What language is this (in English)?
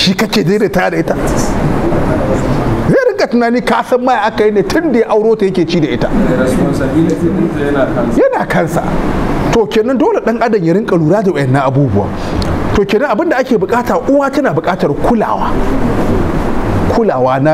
Arabic